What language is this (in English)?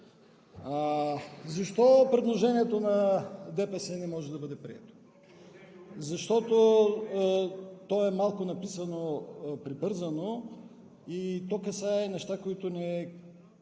Bulgarian